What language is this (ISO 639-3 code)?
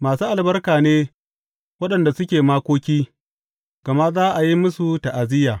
hau